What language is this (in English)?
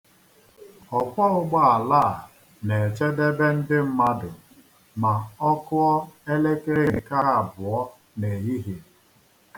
Igbo